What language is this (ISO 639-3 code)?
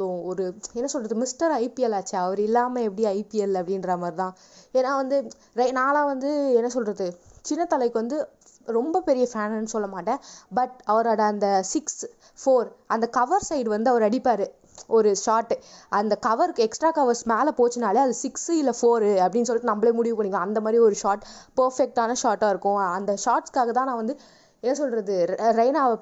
tam